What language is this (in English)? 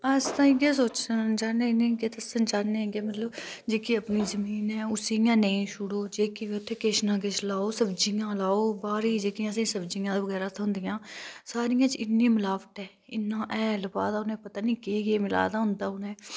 Dogri